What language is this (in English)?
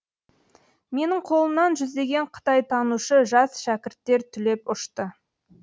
Kazakh